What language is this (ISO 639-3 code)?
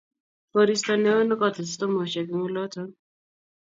kln